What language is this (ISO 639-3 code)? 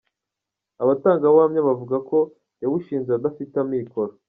kin